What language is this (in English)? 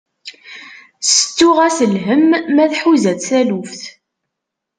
Kabyle